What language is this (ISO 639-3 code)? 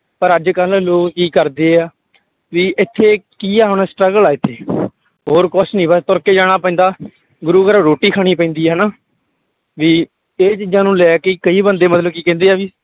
pan